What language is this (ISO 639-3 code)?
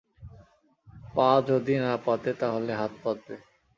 ben